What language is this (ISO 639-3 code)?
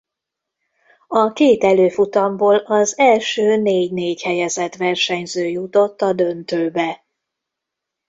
hun